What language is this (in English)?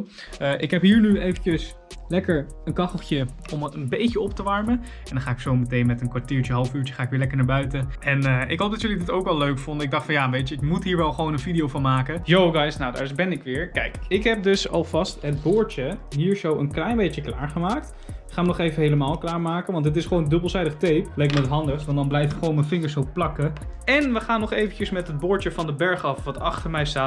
Dutch